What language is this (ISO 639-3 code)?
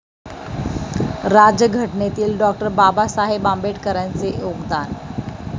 mar